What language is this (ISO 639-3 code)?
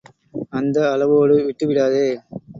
tam